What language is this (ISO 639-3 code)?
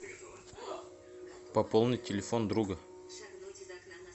rus